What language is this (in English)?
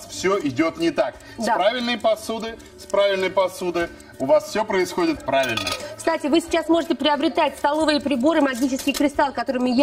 Russian